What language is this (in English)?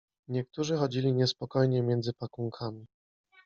Polish